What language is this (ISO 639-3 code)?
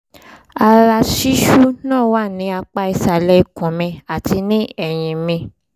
yor